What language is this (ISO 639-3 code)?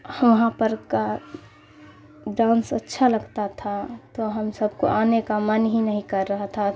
urd